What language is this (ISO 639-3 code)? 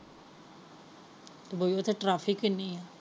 pan